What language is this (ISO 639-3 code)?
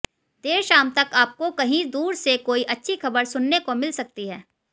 hin